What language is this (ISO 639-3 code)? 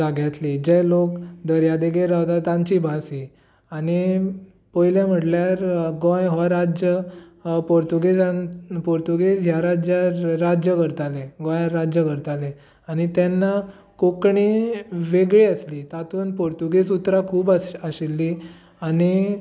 kok